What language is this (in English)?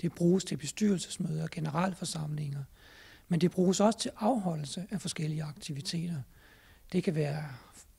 Danish